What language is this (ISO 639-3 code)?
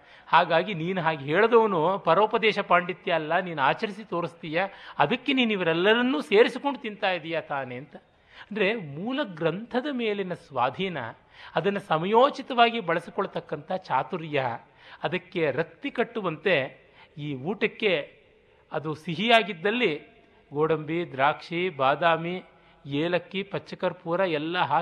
kan